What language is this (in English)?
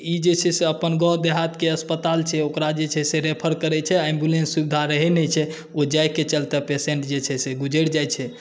Maithili